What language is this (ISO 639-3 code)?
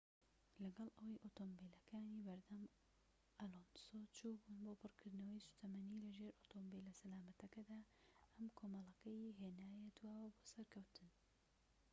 ckb